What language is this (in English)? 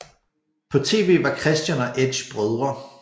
Danish